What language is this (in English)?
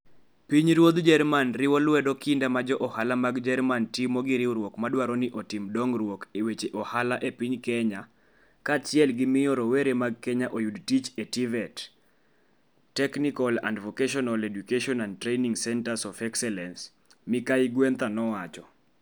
Luo (Kenya and Tanzania)